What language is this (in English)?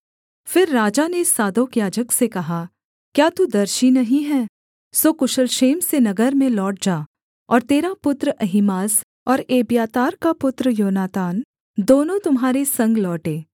Hindi